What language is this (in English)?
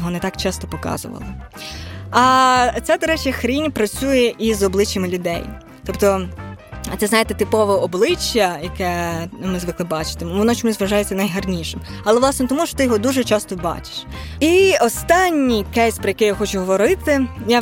Ukrainian